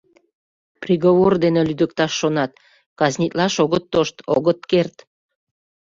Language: Mari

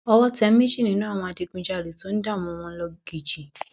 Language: Yoruba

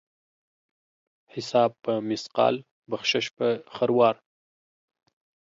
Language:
Pashto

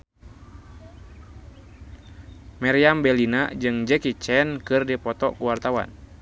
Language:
Sundanese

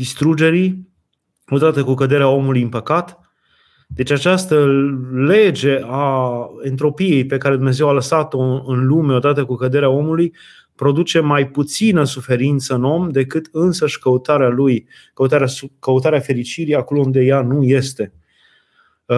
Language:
Romanian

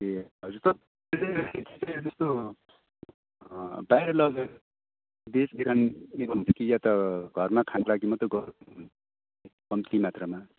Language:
Nepali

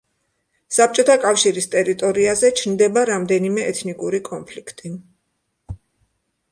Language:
Georgian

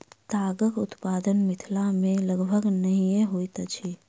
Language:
Maithili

